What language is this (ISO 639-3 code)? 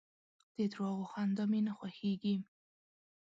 pus